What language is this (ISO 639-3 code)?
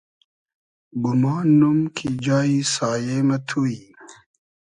haz